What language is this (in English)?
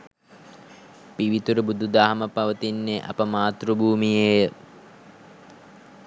Sinhala